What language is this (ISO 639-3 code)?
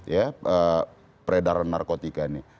ind